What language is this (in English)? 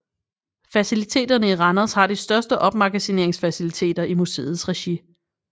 Danish